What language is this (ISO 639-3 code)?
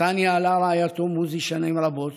heb